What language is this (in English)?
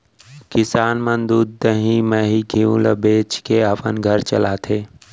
Chhattisgarhi